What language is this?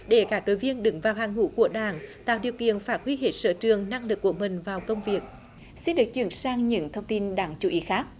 Vietnamese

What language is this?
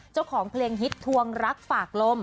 Thai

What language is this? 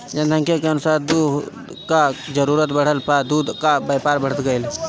Bhojpuri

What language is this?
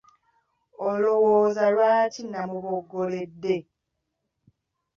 Ganda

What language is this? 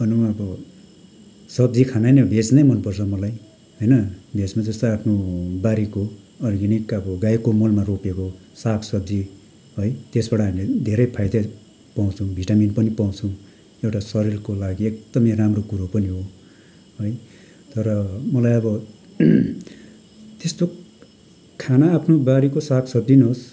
Nepali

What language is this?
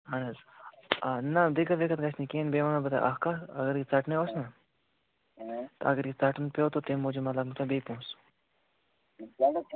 Kashmiri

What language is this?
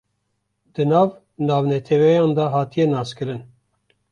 Kurdish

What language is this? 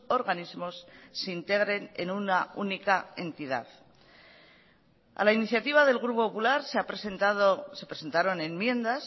Spanish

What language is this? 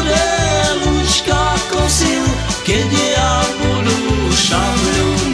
Slovak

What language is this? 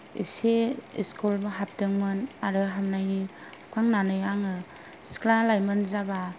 Bodo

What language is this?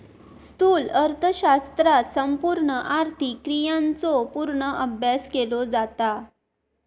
Marathi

